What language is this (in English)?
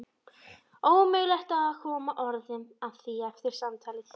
Icelandic